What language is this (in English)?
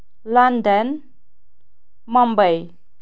Kashmiri